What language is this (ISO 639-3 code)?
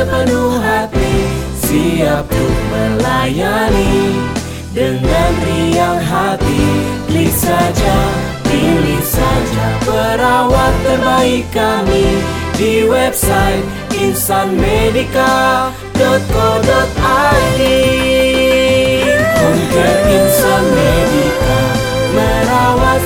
ind